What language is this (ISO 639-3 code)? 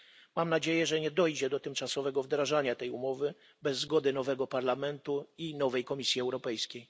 pol